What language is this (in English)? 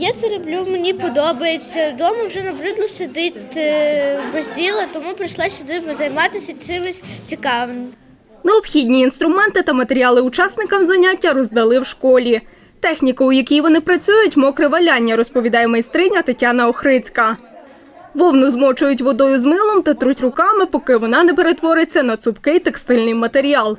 Ukrainian